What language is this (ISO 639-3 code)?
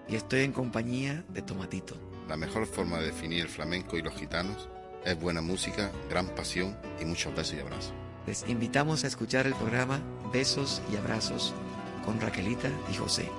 spa